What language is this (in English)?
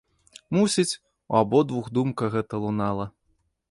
Belarusian